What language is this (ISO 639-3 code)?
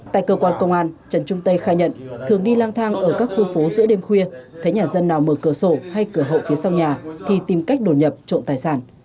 vie